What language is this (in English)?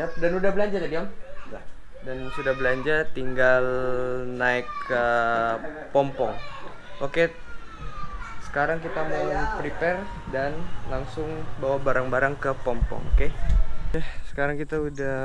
Indonesian